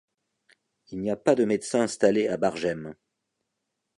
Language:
French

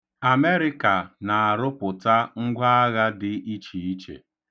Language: Igbo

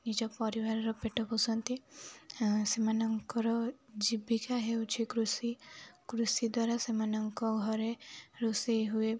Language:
Odia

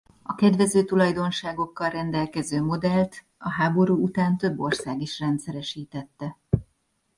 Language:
Hungarian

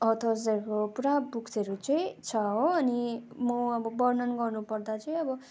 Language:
Nepali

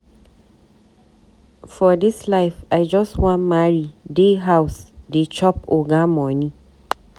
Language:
Nigerian Pidgin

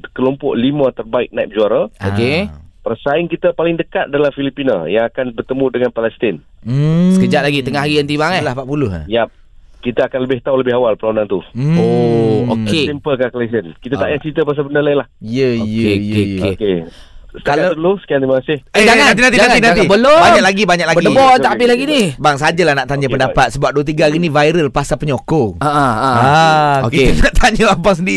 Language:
Malay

